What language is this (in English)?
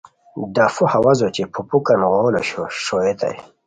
Khowar